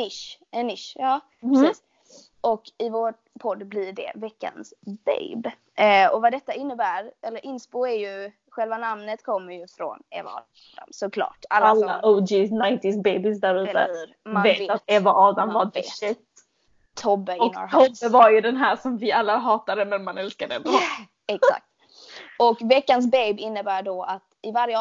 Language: Swedish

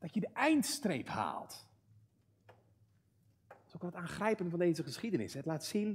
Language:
Dutch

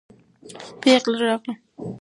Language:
Pashto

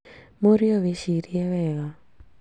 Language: Kikuyu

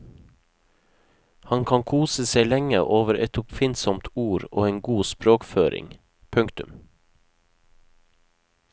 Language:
Norwegian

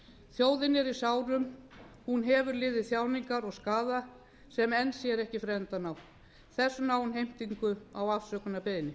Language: Icelandic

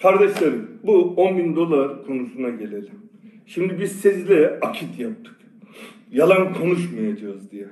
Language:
Turkish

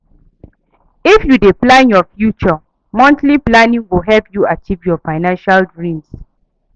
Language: Nigerian Pidgin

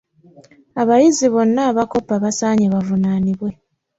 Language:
Ganda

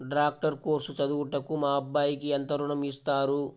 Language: Telugu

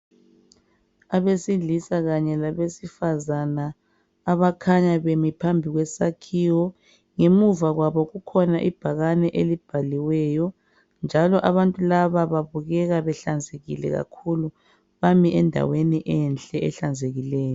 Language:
North Ndebele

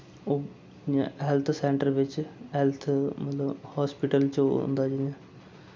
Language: Dogri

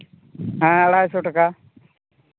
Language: Santali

